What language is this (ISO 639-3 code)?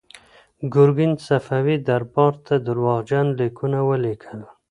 pus